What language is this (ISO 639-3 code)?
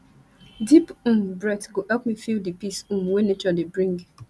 pcm